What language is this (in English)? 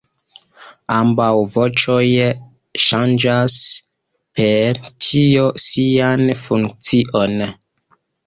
Esperanto